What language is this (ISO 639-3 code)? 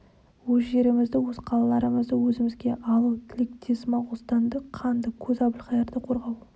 kaz